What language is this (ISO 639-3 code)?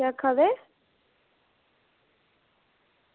doi